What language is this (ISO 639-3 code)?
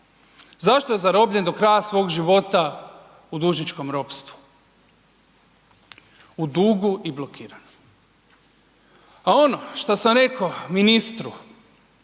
hrv